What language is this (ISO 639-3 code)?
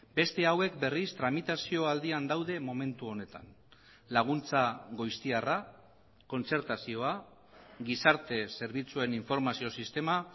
eus